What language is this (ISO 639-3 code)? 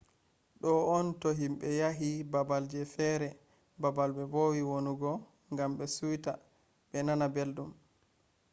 ful